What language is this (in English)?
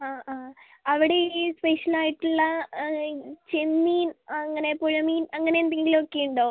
Malayalam